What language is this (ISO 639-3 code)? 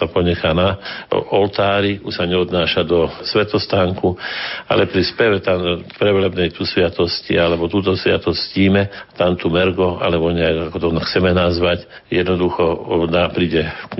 slk